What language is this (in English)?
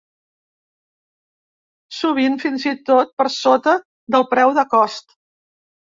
Catalan